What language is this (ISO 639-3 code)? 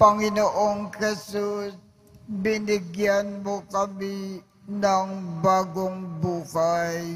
fil